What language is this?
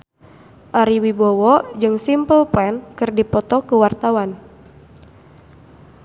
Sundanese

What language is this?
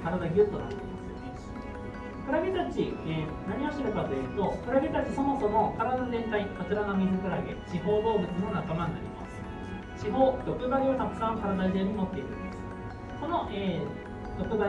Japanese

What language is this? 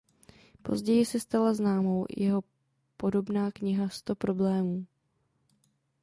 Czech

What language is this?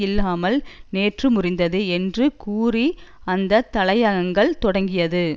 Tamil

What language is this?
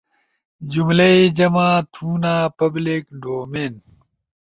Ushojo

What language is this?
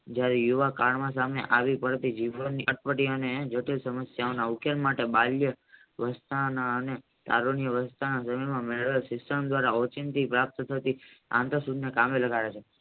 Gujarati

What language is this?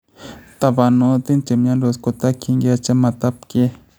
Kalenjin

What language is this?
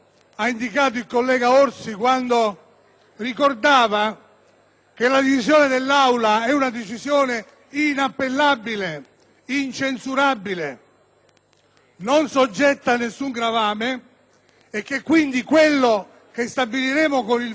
Italian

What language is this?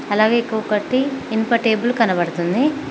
Telugu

